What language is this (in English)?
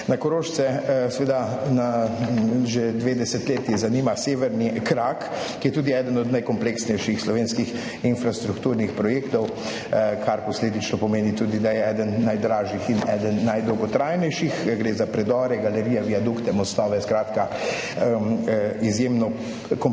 Slovenian